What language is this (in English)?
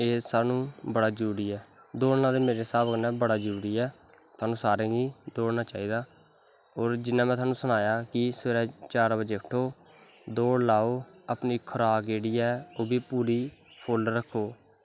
Dogri